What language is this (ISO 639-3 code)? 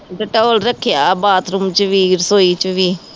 pan